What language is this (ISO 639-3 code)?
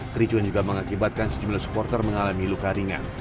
ind